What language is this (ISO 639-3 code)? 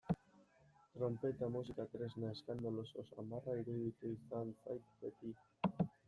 eus